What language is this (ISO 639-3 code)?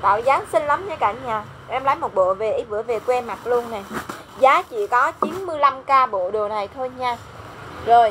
vie